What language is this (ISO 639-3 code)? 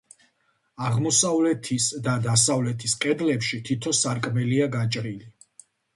kat